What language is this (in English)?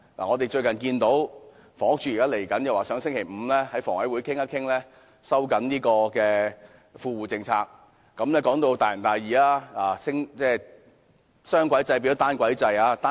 Cantonese